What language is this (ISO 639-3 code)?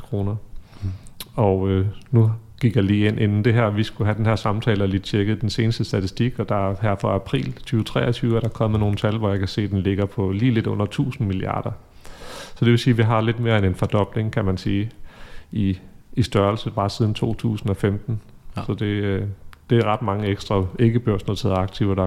dan